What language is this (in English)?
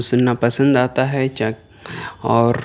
Urdu